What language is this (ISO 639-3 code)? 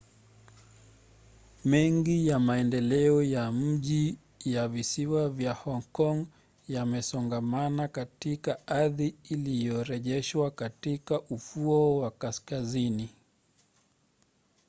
swa